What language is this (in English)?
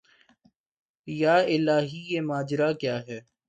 Urdu